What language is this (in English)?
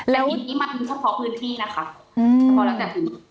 Thai